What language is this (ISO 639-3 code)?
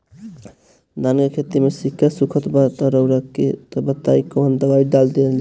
bho